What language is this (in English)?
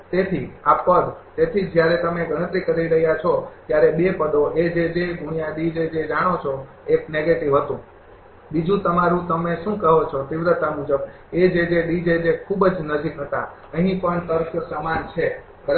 Gujarati